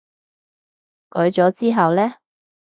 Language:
Cantonese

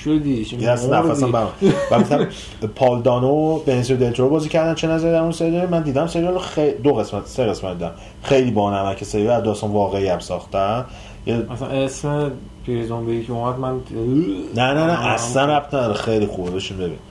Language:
Persian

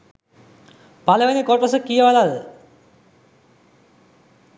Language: Sinhala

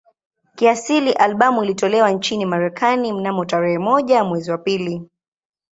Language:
Swahili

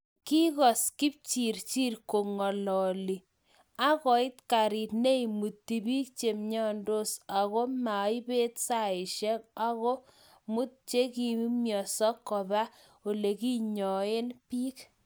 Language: Kalenjin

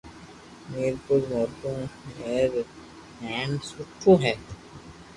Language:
Loarki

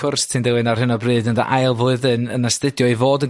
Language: Welsh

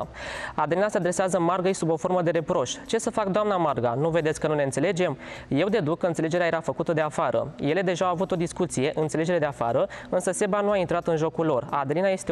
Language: Romanian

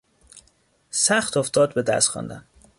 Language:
Persian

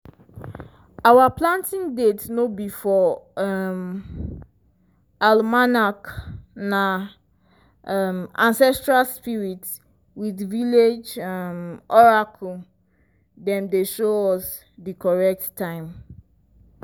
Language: Nigerian Pidgin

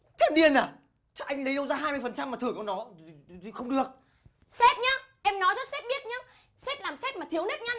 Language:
Vietnamese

